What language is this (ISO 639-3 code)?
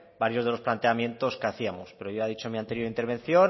spa